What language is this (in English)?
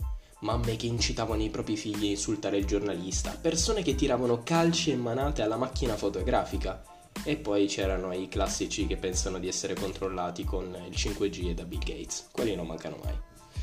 Italian